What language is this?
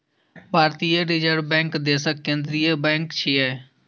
Maithili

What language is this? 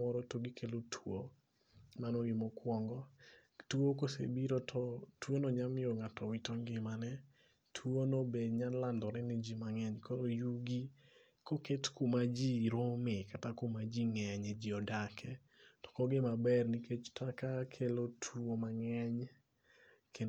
Luo (Kenya and Tanzania)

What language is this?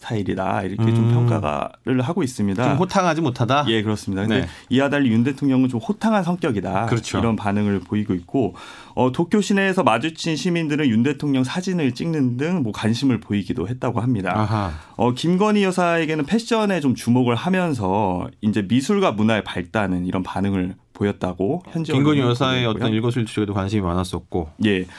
Korean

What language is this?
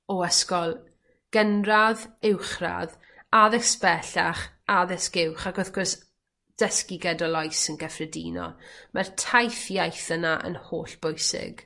Welsh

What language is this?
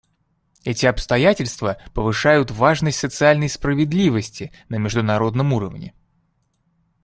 Russian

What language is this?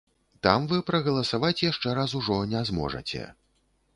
Belarusian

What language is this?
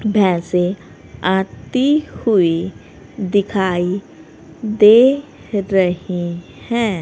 Hindi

